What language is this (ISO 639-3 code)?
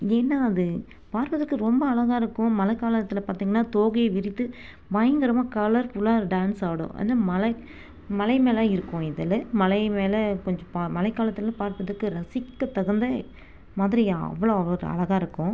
tam